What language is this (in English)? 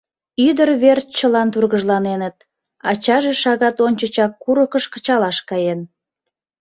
Mari